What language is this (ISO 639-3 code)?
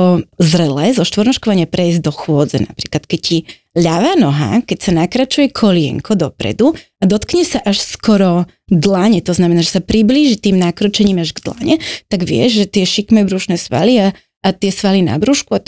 slk